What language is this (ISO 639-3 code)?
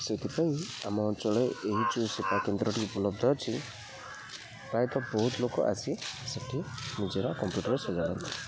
ori